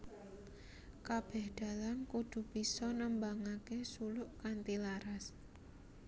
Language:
Javanese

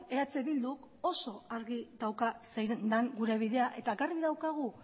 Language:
Basque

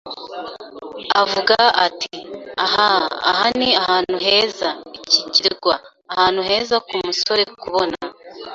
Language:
Kinyarwanda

